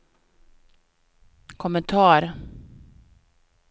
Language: Swedish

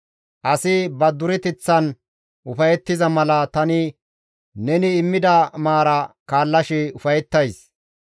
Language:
Gamo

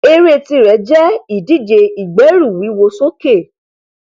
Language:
Yoruba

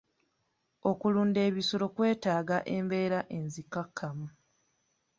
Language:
Ganda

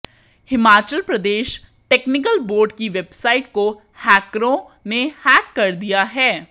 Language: Hindi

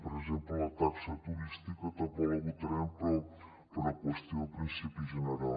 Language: Catalan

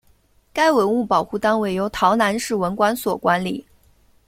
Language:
Chinese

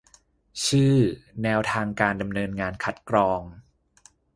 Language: Thai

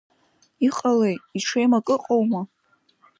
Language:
Abkhazian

